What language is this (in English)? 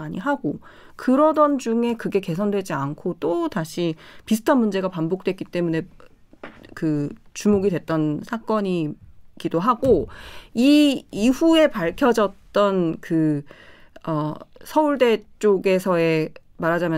Korean